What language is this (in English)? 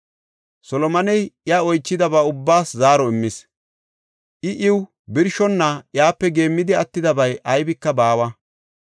Gofa